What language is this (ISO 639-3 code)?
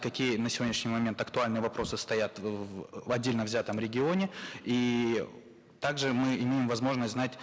kaz